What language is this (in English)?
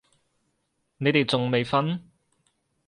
Cantonese